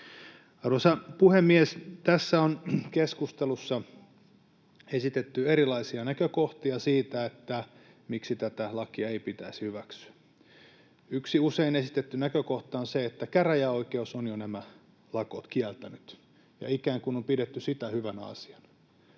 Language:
Finnish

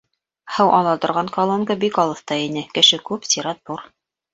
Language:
Bashkir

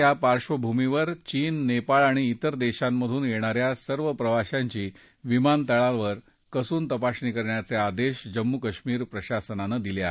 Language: Marathi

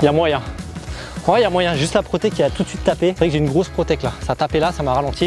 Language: French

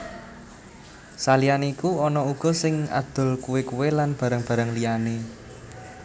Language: Javanese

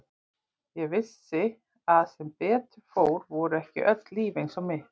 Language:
Icelandic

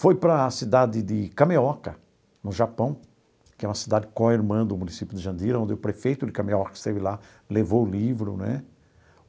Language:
Portuguese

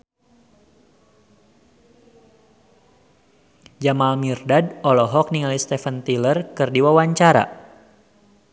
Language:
Sundanese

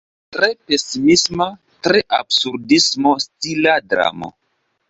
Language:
Esperanto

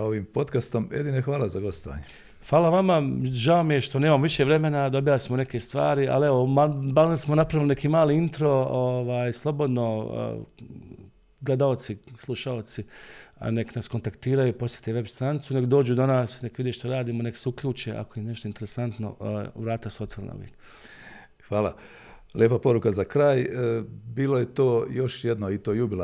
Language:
Croatian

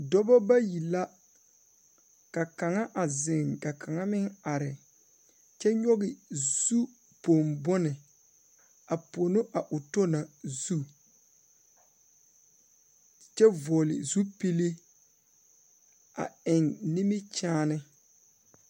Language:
Southern Dagaare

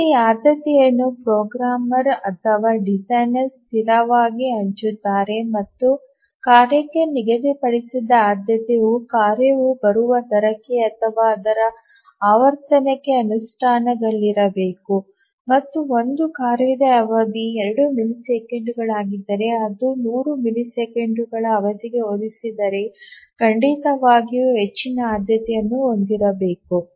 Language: Kannada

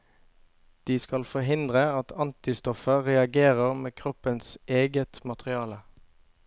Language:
Norwegian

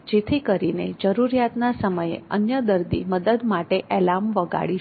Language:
Gujarati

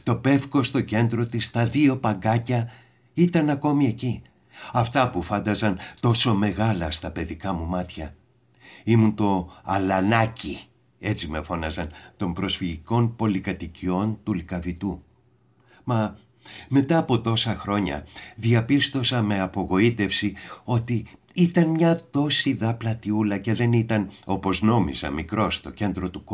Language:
Greek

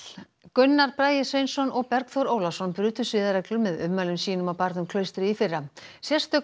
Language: Icelandic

